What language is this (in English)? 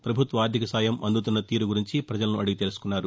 Telugu